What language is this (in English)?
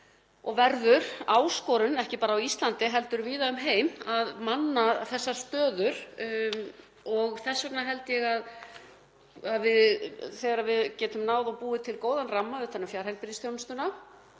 Icelandic